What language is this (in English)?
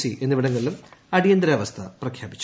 Malayalam